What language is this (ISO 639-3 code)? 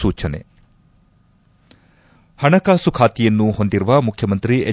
kan